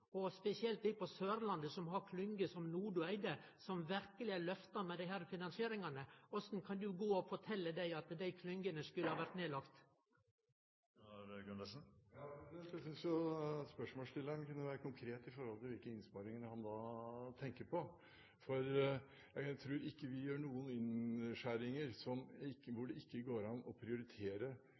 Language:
Norwegian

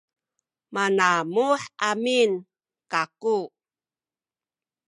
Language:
Sakizaya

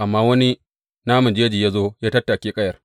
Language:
Hausa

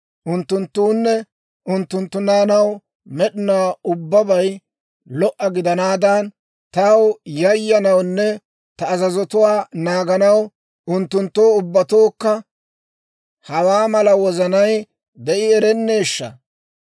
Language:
Dawro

